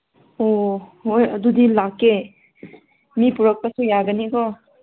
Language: Manipuri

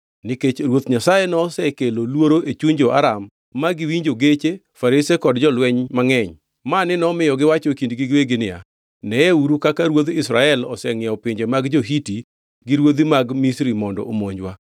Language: Luo (Kenya and Tanzania)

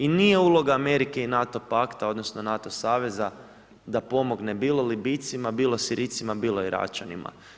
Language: Croatian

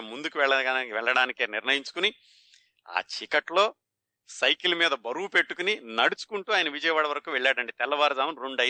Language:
Telugu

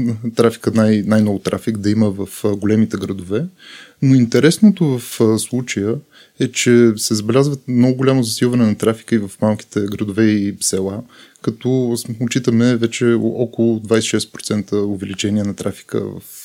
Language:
Bulgarian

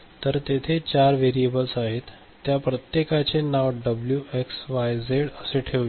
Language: Marathi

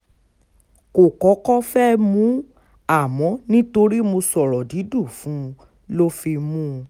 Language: Yoruba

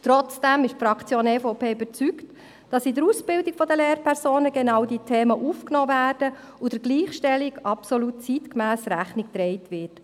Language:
Swiss German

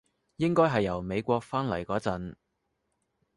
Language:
Cantonese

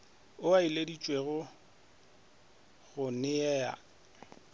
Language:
Northern Sotho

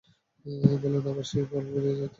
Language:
Bangla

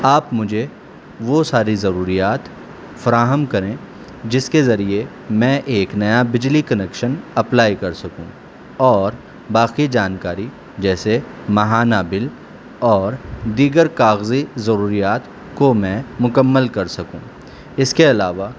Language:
Urdu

